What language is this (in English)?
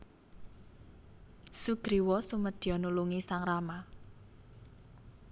Javanese